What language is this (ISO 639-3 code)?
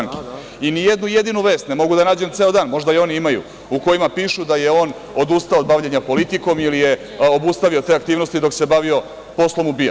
srp